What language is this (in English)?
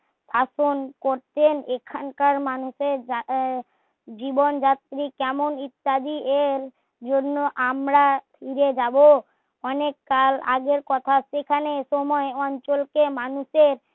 Bangla